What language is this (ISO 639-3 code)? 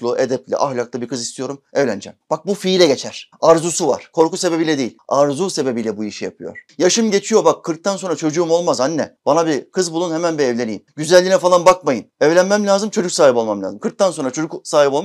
tur